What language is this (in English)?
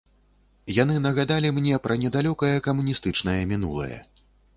Belarusian